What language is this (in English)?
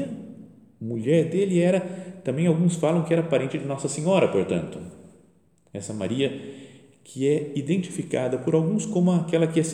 Portuguese